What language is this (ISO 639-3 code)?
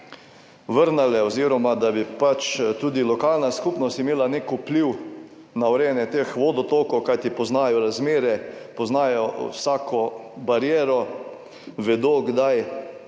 slv